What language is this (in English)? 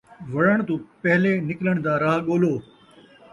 Saraiki